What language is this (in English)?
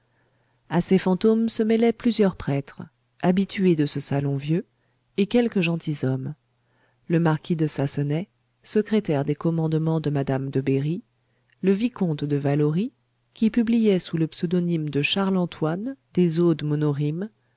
French